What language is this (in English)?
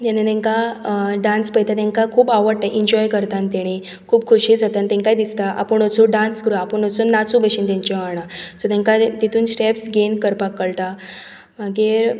Konkani